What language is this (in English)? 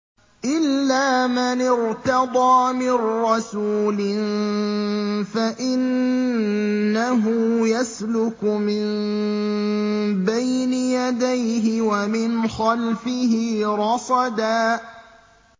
Arabic